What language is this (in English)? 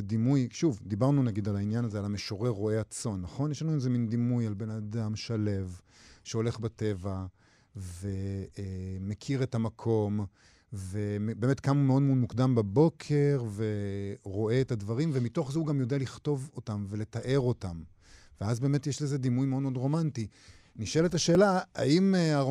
Hebrew